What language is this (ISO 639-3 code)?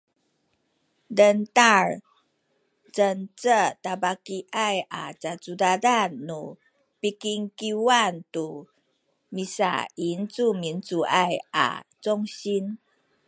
szy